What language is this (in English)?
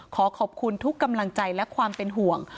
Thai